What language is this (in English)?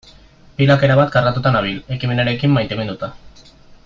Basque